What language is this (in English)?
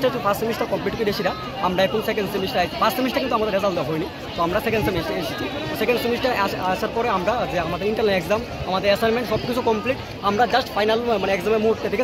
Bangla